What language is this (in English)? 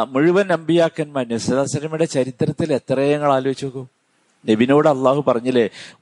Malayalam